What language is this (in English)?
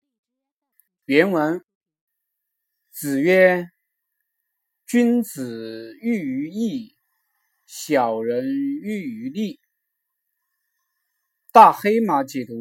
Chinese